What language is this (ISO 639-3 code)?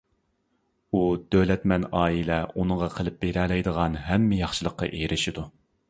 uig